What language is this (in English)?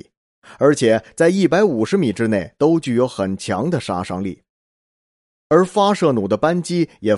Chinese